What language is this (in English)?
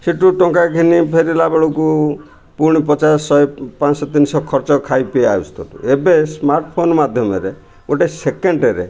Odia